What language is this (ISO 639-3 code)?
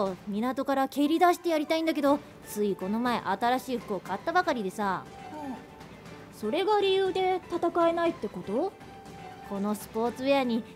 jpn